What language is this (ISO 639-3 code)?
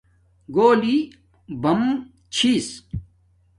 dmk